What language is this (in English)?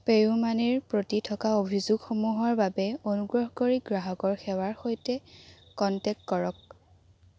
Assamese